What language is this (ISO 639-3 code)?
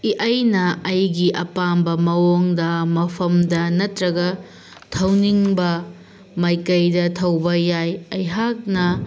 mni